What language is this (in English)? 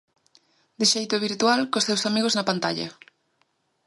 Galician